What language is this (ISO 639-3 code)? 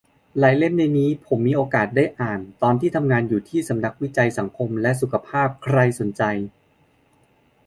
tha